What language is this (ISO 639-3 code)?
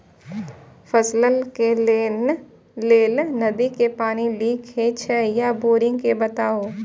mai